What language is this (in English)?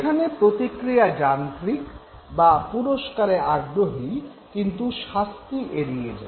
Bangla